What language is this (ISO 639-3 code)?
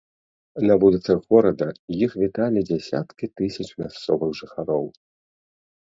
bel